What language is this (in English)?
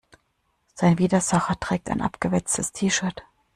German